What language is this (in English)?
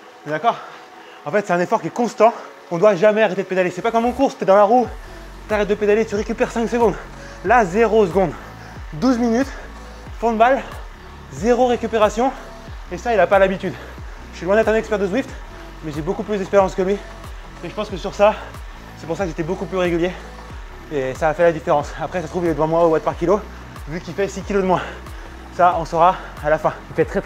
French